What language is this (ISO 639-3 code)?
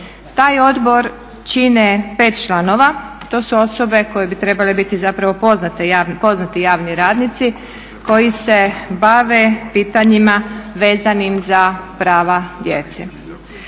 hrv